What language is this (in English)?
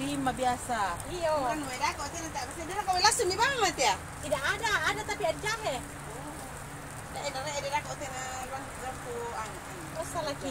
Indonesian